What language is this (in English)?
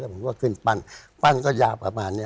Thai